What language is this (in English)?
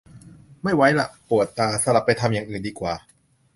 Thai